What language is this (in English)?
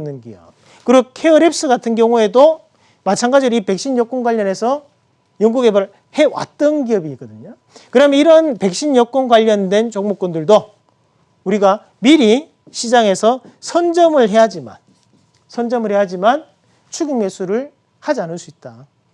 Korean